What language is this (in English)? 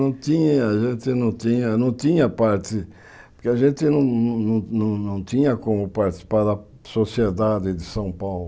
Portuguese